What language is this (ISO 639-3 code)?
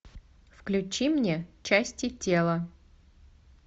rus